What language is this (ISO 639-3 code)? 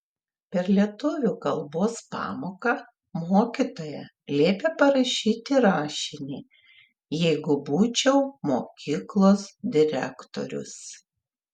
lit